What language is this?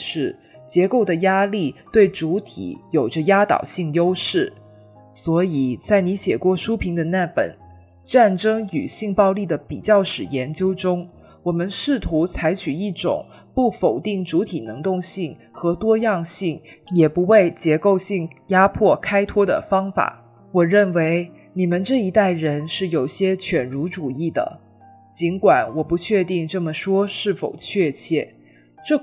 Chinese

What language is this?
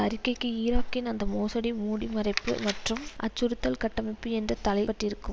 Tamil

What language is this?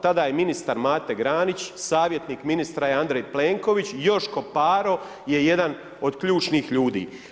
Croatian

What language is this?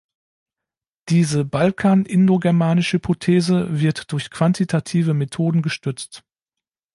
German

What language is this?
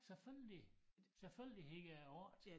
Danish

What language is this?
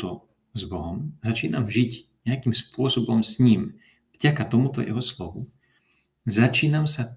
Slovak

